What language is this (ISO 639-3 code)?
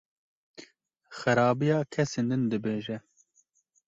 kur